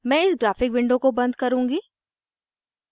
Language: Hindi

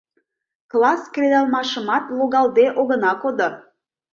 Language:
Mari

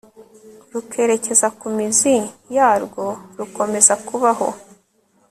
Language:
Kinyarwanda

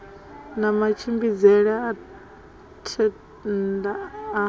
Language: Venda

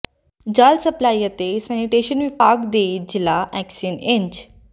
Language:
Punjabi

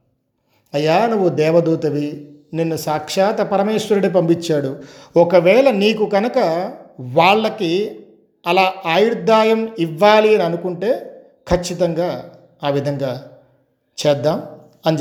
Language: Telugu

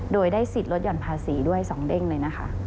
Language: Thai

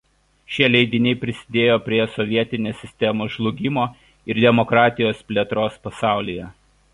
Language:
Lithuanian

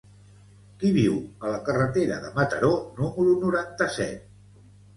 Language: Catalan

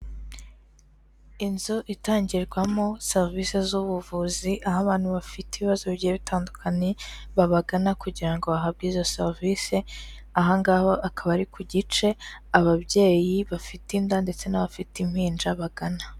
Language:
Kinyarwanda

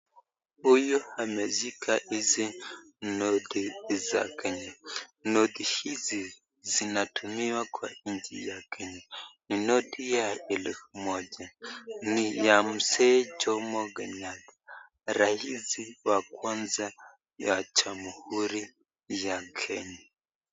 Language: Swahili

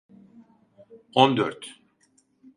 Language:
Turkish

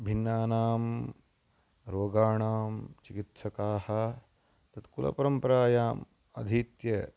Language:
Sanskrit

